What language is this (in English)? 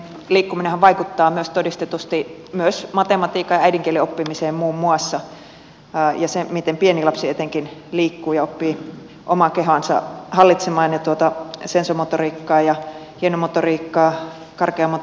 Finnish